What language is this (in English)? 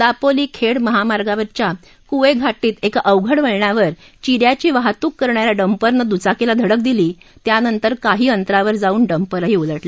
Marathi